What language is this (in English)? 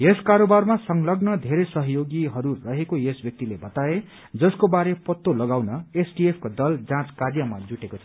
Nepali